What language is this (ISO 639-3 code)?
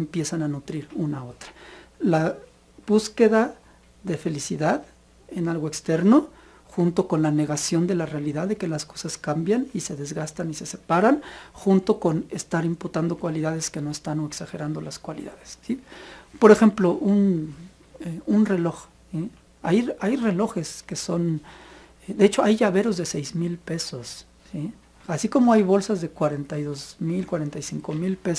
spa